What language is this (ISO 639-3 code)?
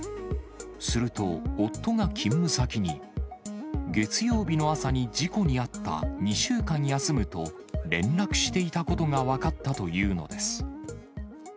jpn